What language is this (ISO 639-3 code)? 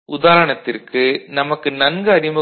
tam